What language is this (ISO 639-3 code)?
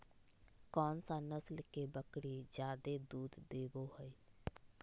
mag